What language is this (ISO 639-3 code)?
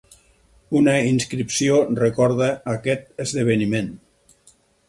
cat